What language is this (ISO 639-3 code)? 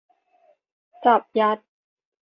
tha